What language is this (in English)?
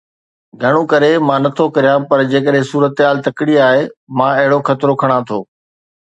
Sindhi